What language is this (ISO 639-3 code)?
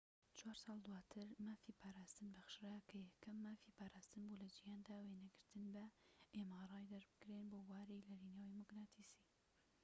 ckb